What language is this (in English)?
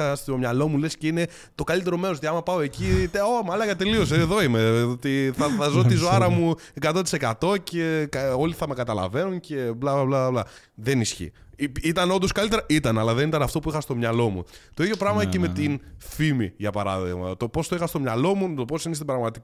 Greek